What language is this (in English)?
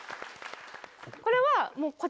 Japanese